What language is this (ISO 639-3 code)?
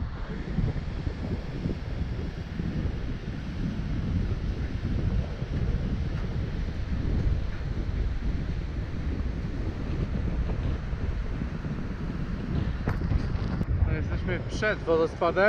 pol